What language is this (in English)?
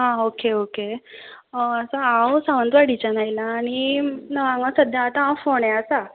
Konkani